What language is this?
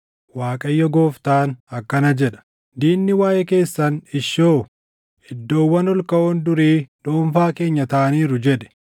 Oromo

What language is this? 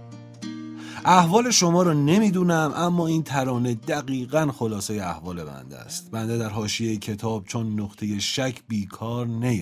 Persian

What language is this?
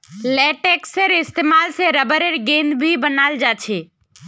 Magahi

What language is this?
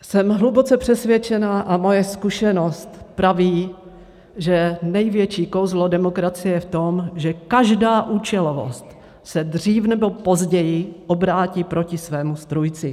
Czech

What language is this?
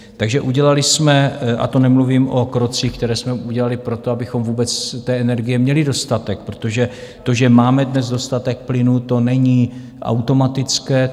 Czech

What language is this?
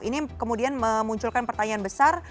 Indonesian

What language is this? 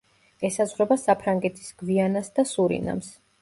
Georgian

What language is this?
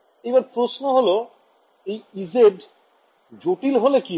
Bangla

